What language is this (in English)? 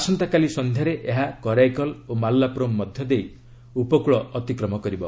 Odia